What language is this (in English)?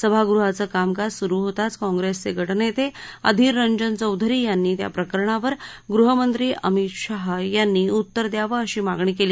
Marathi